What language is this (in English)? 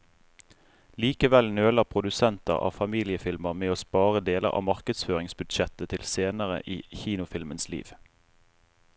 Norwegian